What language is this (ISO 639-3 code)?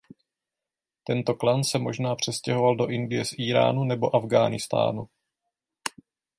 ces